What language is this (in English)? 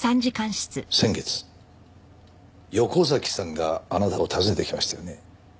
Japanese